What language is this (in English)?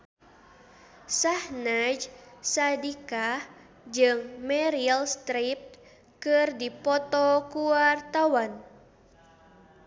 Sundanese